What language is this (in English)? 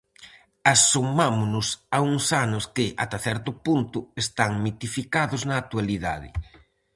Galician